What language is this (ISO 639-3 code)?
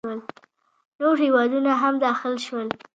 pus